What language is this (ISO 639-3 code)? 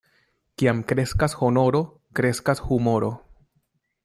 epo